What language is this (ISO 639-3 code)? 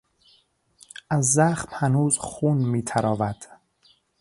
fas